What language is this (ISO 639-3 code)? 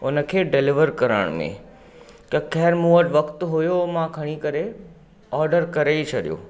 snd